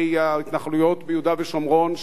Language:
Hebrew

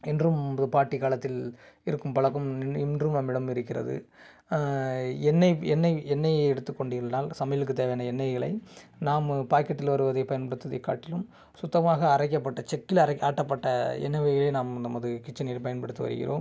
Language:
Tamil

